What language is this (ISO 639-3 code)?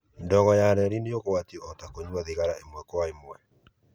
kik